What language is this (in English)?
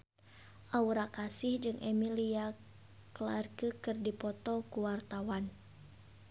Sundanese